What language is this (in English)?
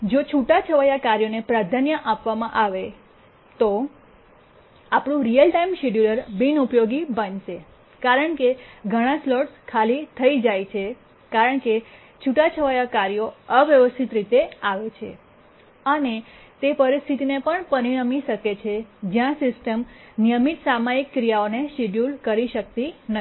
Gujarati